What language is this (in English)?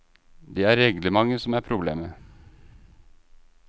Norwegian